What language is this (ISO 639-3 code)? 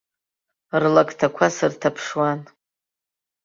abk